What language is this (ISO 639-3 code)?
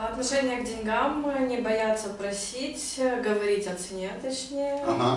rus